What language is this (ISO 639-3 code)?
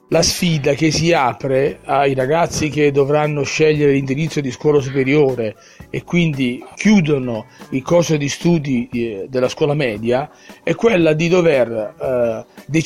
ita